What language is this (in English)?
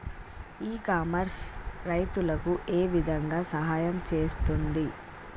Telugu